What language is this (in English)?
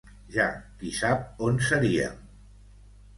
Catalan